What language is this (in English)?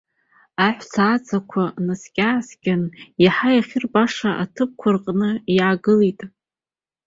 Abkhazian